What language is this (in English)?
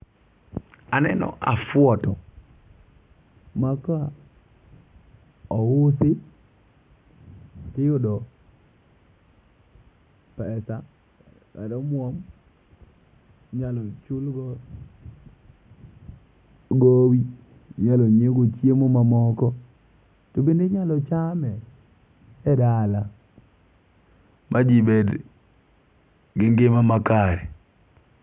Luo (Kenya and Tanzania)